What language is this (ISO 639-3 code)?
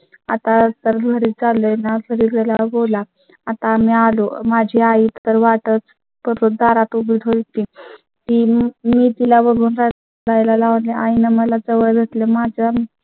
mar